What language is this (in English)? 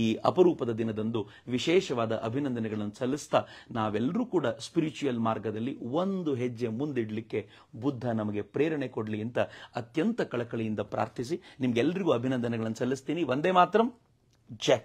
Kannada